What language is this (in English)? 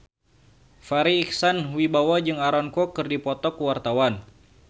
Sundanese